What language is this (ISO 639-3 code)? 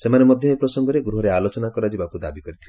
ori